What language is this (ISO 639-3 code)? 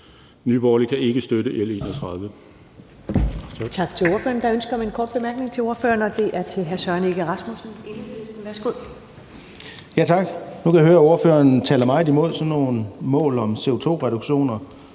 dan